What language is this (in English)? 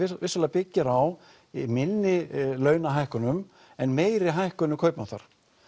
Icelandic